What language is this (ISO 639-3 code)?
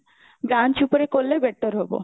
ori